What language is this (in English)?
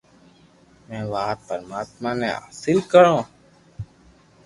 Loarki